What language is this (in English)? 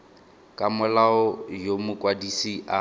Tswana